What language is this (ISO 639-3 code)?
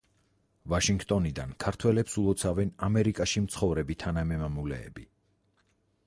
kat